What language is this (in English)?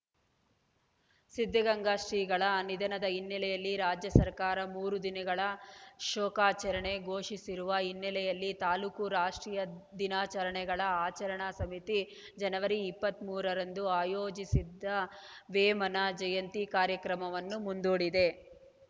Kannada